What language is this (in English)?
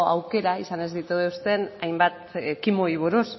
Basque